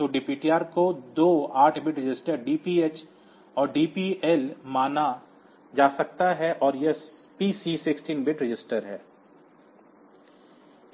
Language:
Hindi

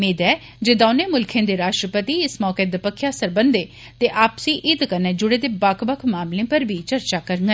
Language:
Dogri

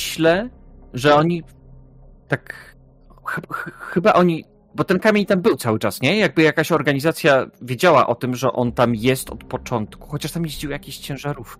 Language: Polish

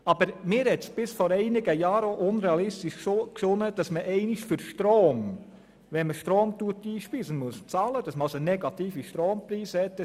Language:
Swiss German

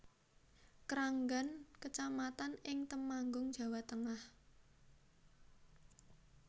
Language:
Javanese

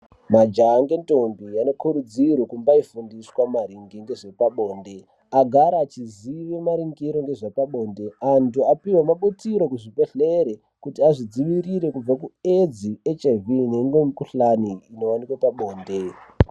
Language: Ndau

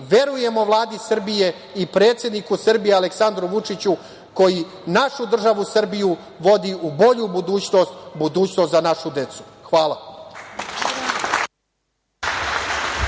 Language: Serbian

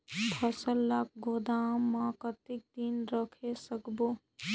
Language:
Chhattisgarhi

